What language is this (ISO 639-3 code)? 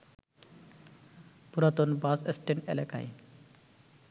ben